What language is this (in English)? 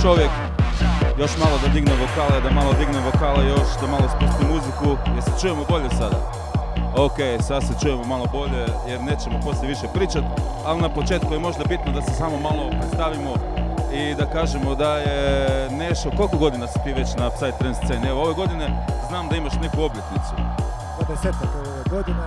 Croatian